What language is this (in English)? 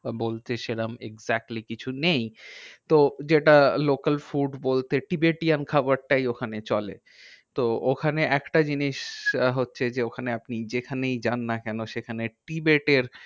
Bangla